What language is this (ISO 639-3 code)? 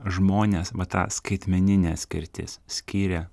lit